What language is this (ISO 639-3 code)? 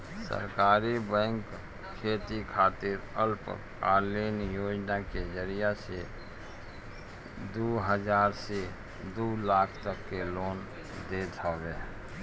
bho